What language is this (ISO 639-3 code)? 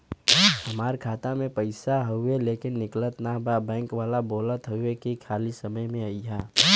bho